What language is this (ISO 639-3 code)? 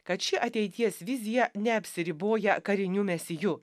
lit